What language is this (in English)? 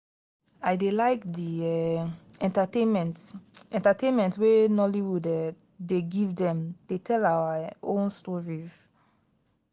Nigerian Pidgin